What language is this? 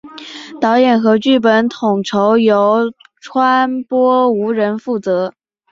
Chinese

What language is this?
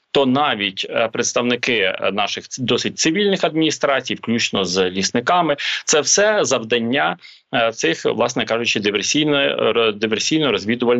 Ukrainian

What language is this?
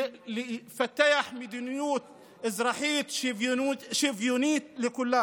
Hebrew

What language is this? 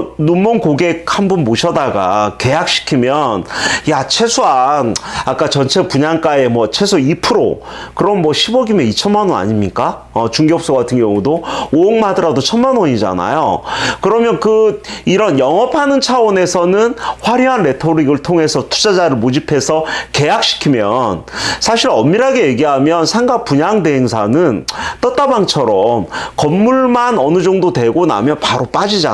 Korean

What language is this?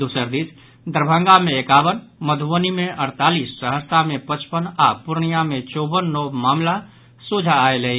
Maithili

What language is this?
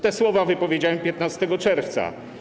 Polish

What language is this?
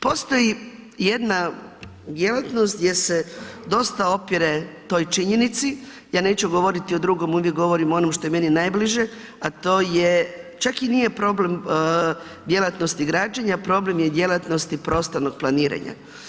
Croatian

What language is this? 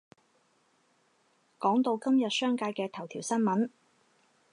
Cantonese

